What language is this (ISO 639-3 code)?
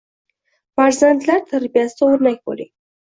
uzb